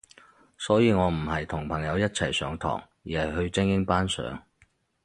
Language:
Cantonese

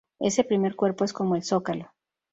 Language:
Spanish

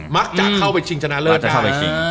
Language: Thai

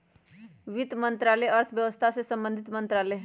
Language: Magahi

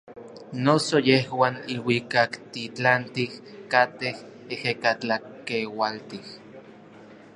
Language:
Orizaba Nahuatl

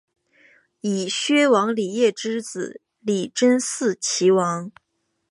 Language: Chinese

